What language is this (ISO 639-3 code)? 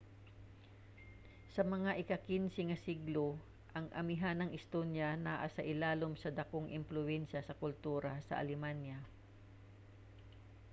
ceb